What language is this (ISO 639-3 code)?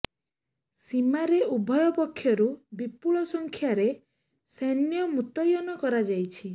ori